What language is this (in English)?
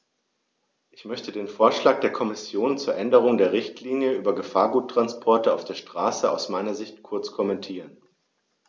German